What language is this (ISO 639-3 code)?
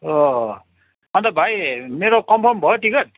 nep